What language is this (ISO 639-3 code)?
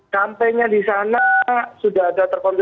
ind